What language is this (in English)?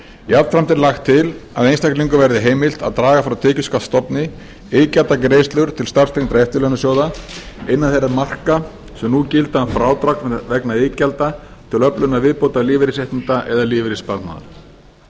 Icelandic